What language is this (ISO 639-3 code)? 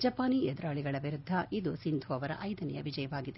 kan